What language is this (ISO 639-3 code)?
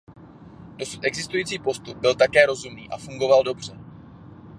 ces